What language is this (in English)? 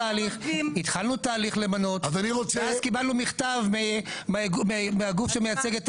Hebrew